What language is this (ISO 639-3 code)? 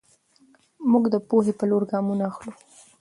pus